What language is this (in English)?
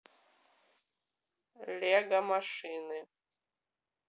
Russian